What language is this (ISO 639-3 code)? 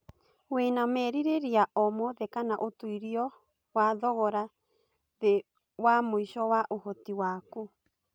kik